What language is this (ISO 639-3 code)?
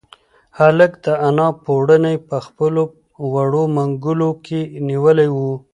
pus